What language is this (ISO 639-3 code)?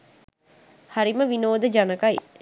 sin